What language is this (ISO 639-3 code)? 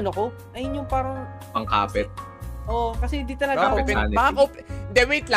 fil